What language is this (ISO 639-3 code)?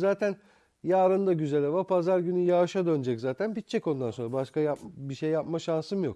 tur